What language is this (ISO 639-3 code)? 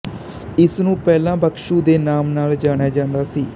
pan